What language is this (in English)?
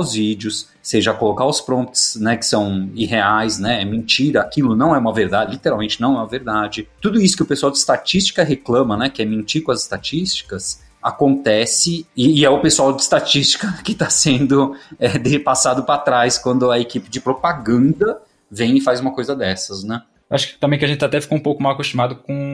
Portuguese